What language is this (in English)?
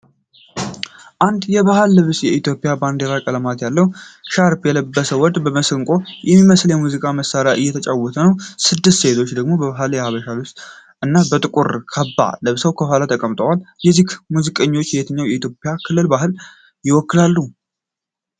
Amharic